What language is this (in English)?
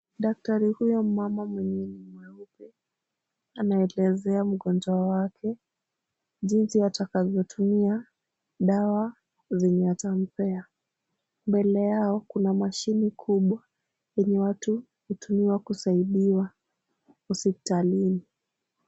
Swahili